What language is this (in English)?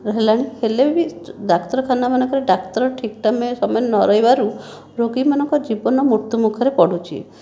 Odia